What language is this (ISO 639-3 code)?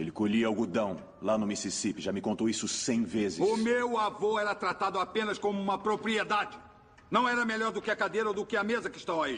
por